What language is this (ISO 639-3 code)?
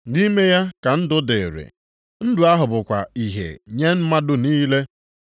ibo